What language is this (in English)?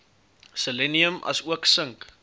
Afrikaans